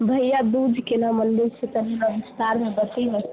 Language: Maithili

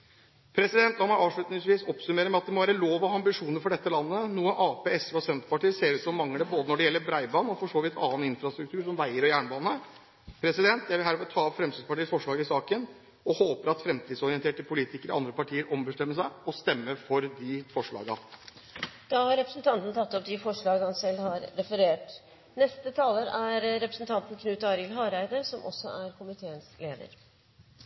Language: Norwegian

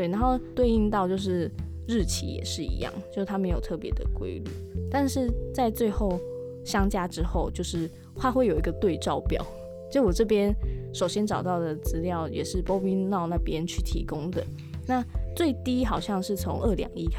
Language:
Chinese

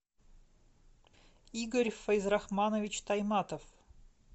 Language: Russian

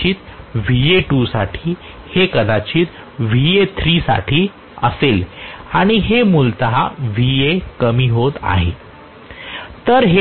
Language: Marathi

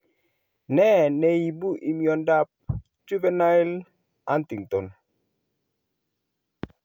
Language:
Kalenjin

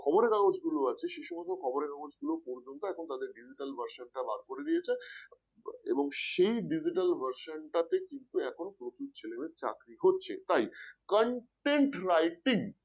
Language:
Bangla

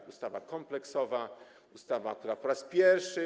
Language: Polish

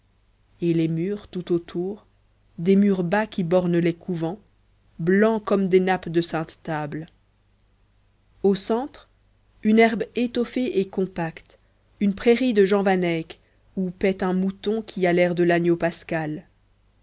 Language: French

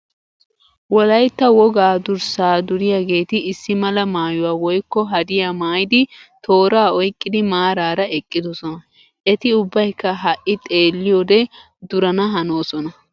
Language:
Wolaytta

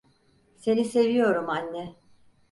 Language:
Turkish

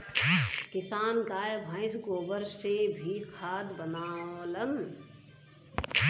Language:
Bhojpuri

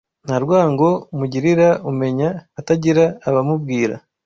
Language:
Kinyarwanda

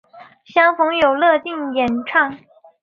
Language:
Chinese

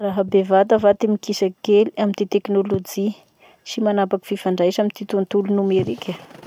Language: Masikoro Malagasy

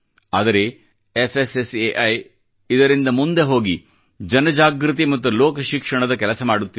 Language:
Kannada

